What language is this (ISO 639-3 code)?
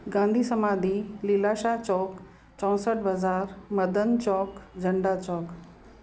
snd